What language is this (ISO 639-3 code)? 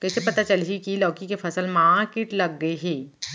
hne